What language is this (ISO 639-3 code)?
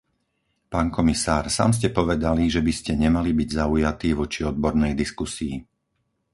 slk